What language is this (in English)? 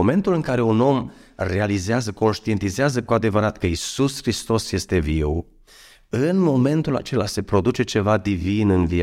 Romanian